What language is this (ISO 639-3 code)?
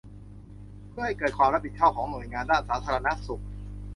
tha